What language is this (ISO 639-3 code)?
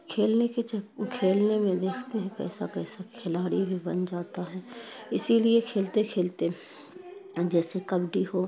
urd